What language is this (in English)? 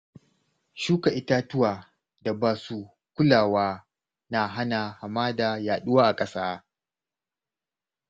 Hausa